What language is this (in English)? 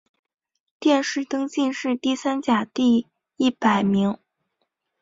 Chinese